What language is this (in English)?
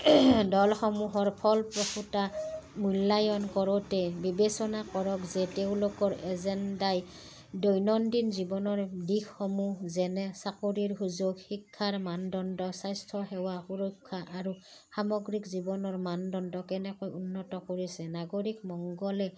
Assamese